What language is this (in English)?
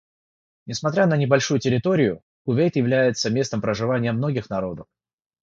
Russian